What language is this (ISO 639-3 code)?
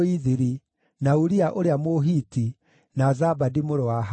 kik